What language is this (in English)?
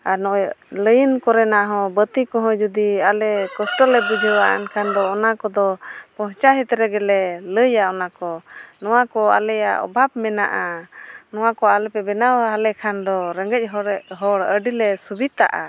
Santali